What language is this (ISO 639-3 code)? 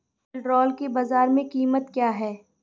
hin